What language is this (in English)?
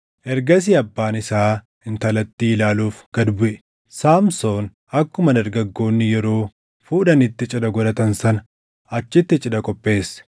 Oromo